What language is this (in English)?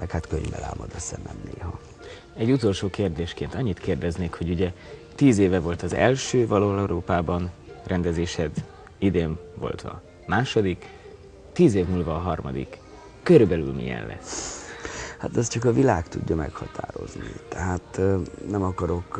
Hungarian